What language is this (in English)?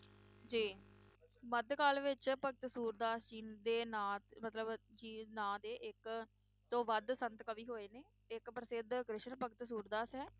Punjabi